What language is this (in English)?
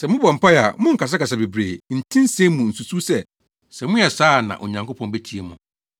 Akan